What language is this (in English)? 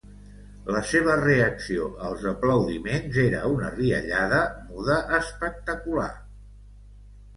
Catalan